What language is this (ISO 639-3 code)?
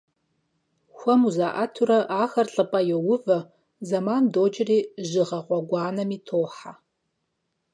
kbd